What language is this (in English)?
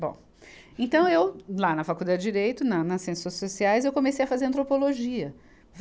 Portuguese